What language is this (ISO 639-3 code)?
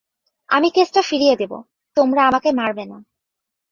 ben